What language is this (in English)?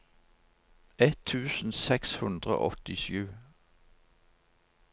Norwegian